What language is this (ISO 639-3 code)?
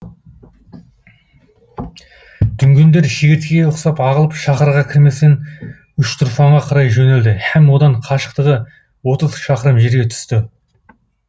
kaz